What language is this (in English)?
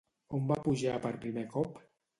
Catalan